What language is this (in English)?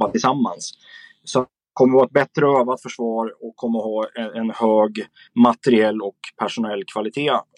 Swedish